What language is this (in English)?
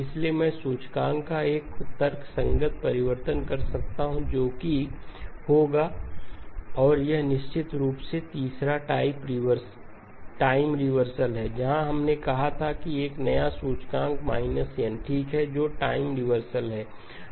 Hindi